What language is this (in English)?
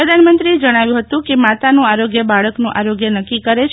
Gujarati